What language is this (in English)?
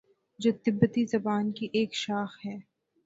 Urdu